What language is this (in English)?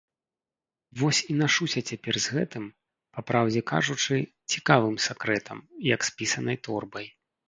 Belarusian